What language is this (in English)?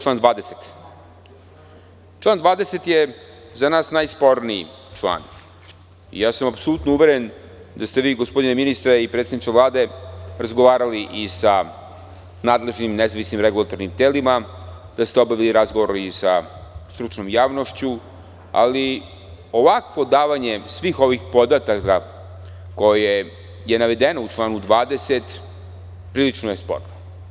Serbian